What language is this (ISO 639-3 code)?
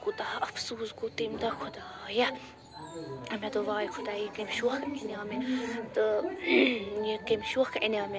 kas